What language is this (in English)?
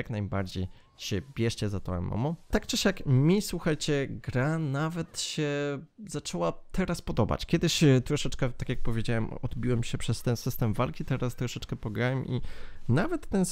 Polish